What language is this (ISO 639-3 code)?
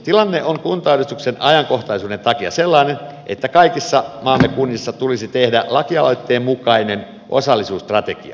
fin